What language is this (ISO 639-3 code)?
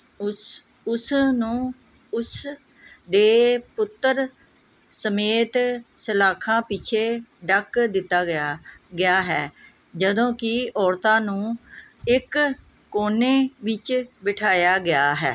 pan